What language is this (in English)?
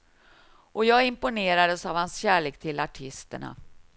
Swedish